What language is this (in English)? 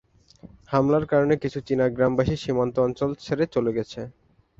Bangla